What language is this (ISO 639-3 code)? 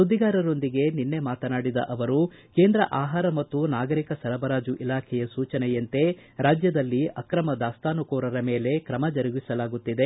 kan